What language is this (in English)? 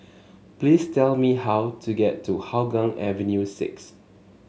English